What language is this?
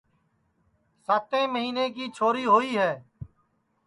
Sansi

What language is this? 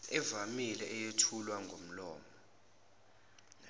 Zulu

